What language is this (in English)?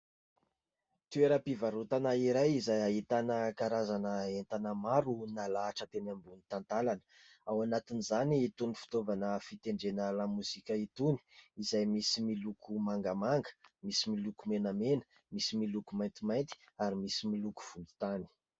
Malagasy